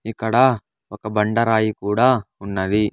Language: Telugu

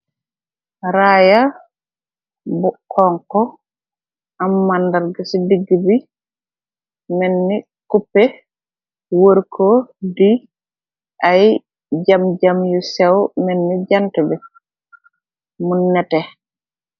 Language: Wolof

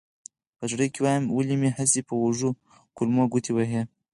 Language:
Pashto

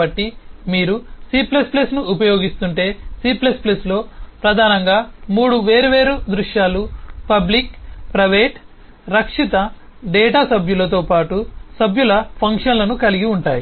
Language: Telugu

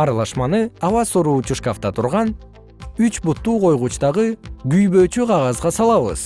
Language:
Kyrgyz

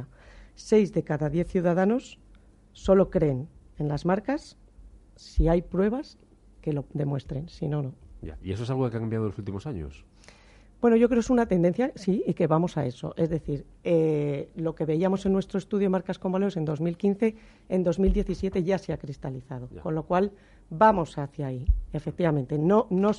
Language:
Spanish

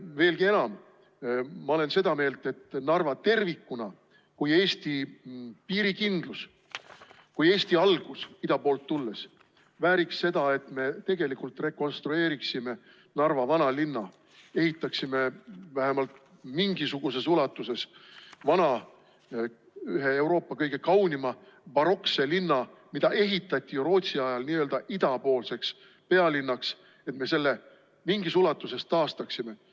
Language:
Estonian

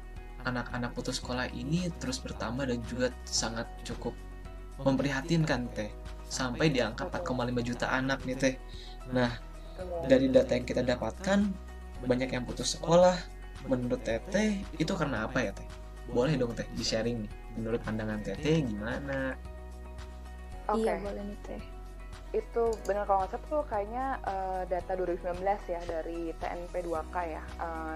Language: Indonesian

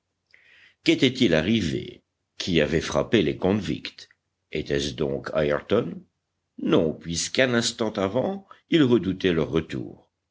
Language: French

